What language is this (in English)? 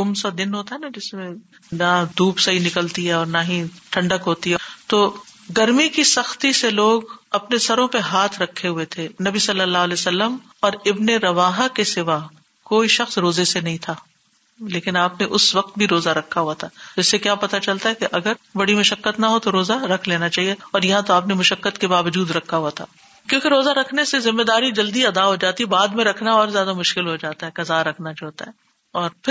Urdu